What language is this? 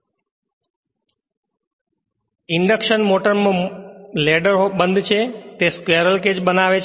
Gujarati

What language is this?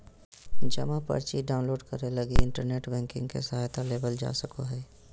Magahi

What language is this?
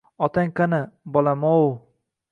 Uzbek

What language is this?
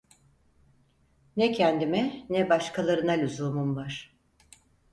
Turkish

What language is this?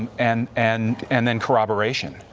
English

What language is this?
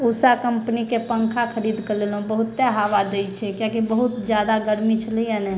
Maithili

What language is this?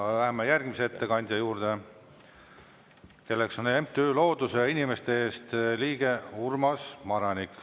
Estonian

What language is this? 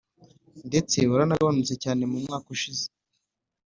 Kinyarwanda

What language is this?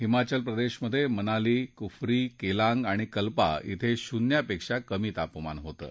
Marathi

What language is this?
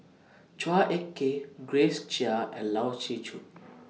English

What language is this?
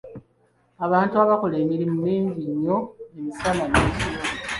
Ganda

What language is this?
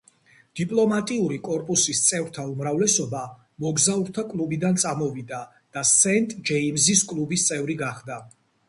Georgian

